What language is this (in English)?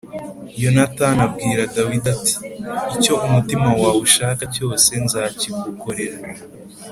Kinyarwanda